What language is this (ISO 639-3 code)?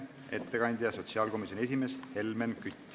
est